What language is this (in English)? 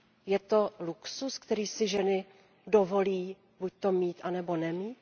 Czech